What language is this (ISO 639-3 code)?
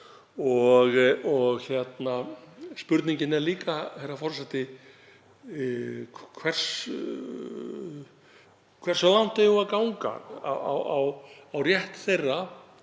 isl